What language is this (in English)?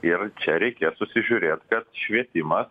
Lithuanian